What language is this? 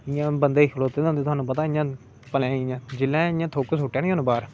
Dogri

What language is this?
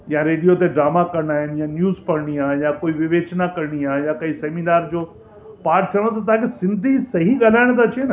Sindhi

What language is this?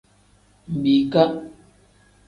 Tem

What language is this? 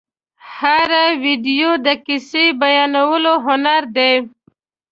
Pashto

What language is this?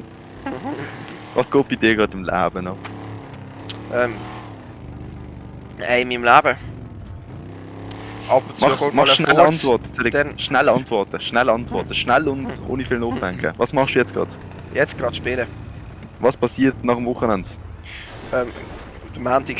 German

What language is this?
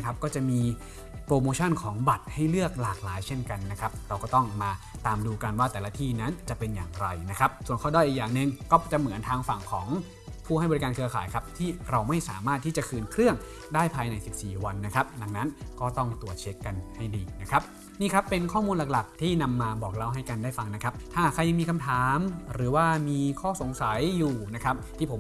Thai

